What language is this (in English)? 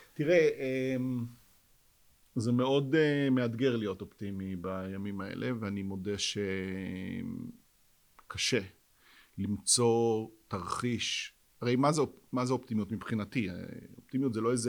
Hebrew